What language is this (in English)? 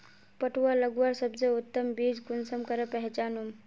Magahi